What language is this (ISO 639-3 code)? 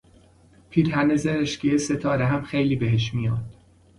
fas